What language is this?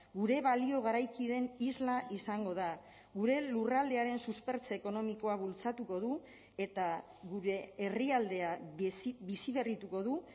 Basque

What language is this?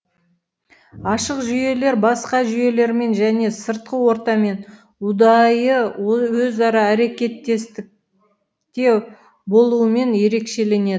Kazakh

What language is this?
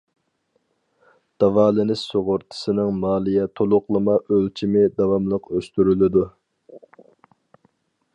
Uyghur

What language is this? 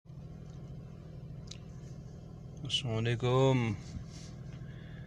Arabic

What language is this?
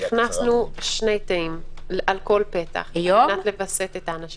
Hebrew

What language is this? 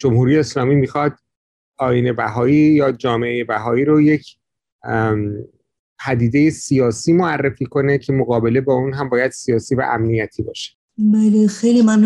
Persian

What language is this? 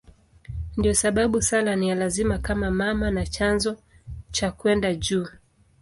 Swahili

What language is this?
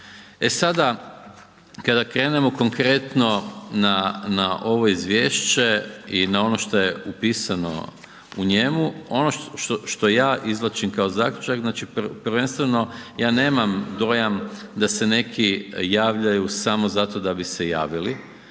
Croatian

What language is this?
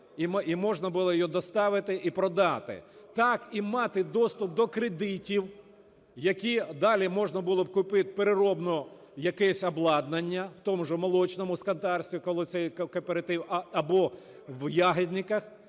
Ukrainian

